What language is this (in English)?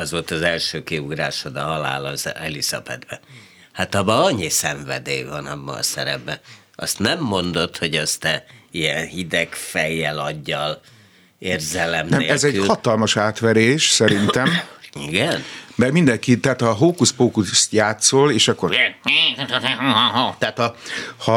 Hungarian